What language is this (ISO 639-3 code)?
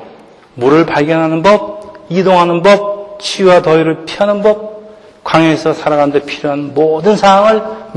kor